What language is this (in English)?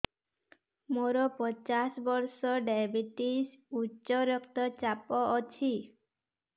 Odia